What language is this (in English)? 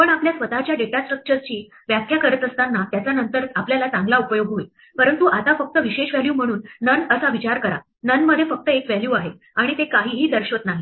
Marathi